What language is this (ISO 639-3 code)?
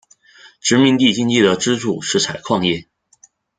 zho